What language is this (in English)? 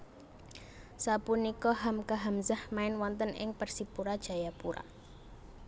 Javanese